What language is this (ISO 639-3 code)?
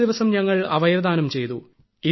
mal